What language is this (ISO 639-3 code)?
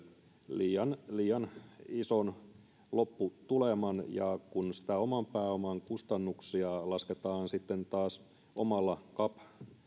fin